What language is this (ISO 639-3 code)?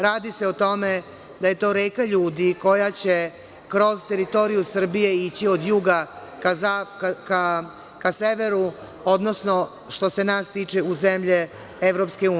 srp